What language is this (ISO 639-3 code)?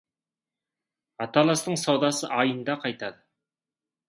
kaz